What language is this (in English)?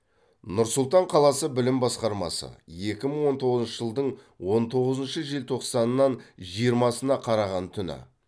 Kazakh